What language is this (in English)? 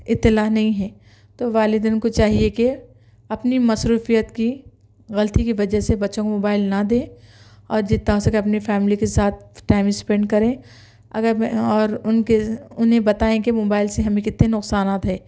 Urdu